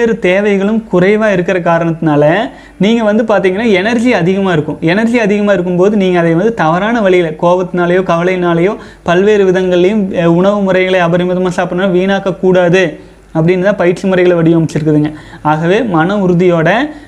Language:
Tamil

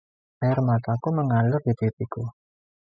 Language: Indonesian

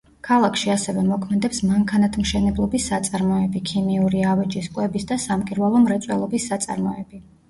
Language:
Georgian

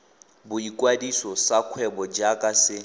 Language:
Tswana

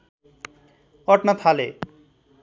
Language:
Nepali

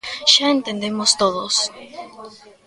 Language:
Galician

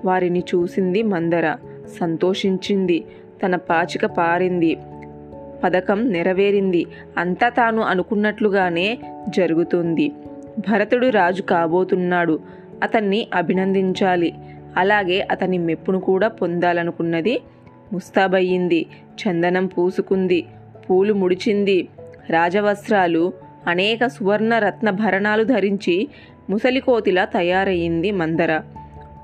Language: Telugu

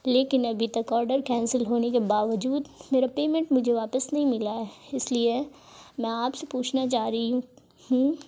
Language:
Urdu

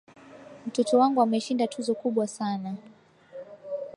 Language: Swahili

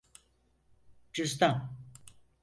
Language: Turkish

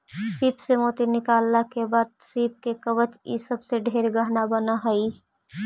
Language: Magahi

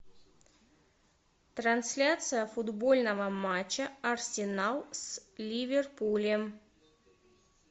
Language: Russian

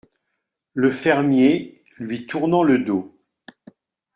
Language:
French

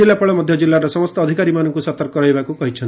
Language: Odia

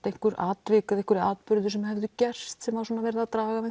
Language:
Icelandic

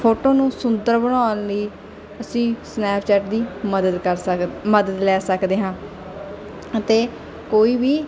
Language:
Punjabi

